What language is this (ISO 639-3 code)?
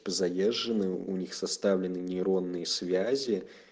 rus